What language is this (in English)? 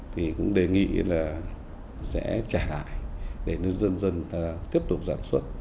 Vietnamese